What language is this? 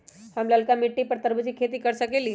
Magahi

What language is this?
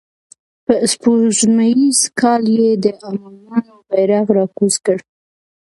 Pashto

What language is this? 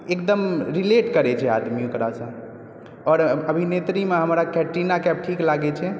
Maithili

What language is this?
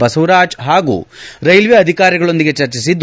Kannada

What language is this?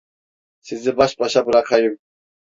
Turkish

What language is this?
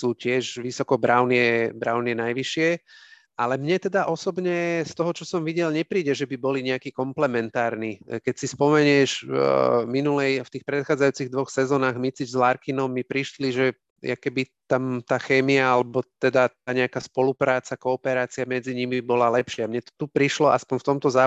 Slovak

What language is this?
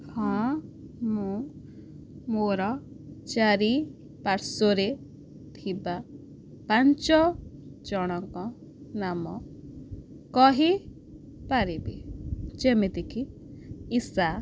Odia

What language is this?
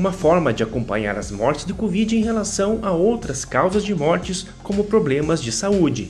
Portuguese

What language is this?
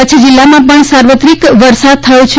Gujarati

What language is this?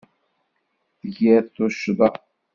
Kabyle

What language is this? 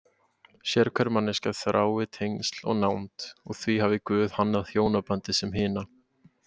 Icelandic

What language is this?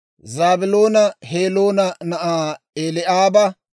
Dawro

